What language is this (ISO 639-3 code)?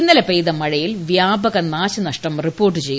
mal